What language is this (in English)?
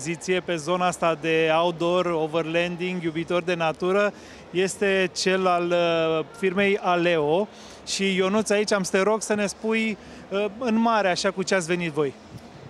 Romanian